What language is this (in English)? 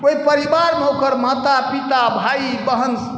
Maithili